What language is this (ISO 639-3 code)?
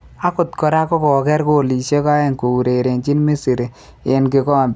kln